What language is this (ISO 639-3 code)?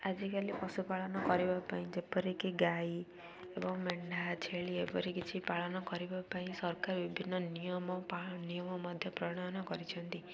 ori